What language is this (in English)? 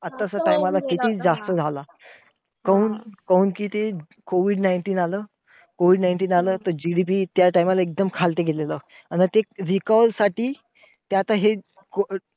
Marathi